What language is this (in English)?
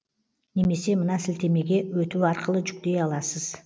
Kazakh